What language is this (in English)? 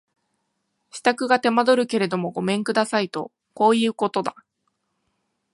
Japanese